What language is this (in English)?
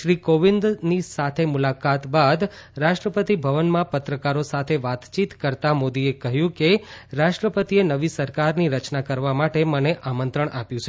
Gujarati